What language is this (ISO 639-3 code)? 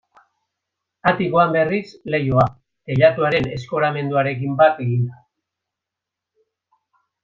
eus